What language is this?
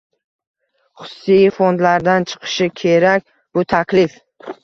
Uzbek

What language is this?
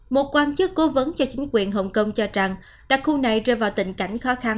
Vietnamese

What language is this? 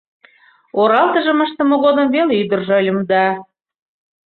Mari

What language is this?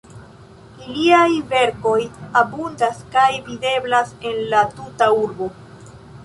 Esperanto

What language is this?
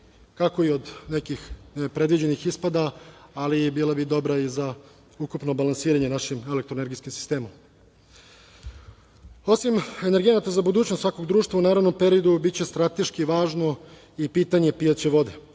Serbian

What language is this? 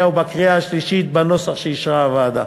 Hebrew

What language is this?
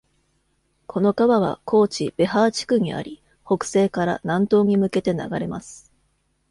Japanese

